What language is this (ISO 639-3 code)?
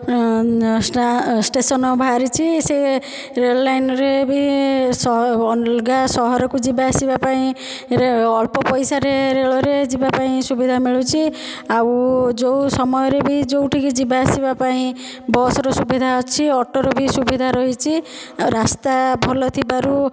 ori